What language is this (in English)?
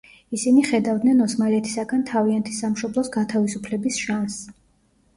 Georgian